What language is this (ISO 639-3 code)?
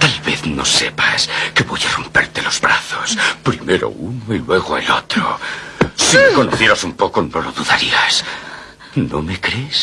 spa